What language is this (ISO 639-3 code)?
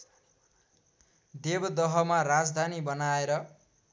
nep